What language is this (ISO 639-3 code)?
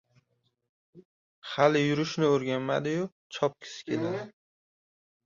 uzb